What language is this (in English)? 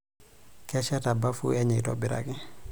Masai